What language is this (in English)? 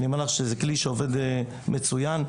Hebrew